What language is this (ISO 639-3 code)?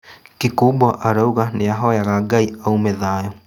kik